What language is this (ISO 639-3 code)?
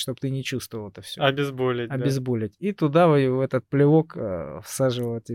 rus